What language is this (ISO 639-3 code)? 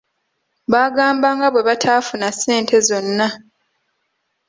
lug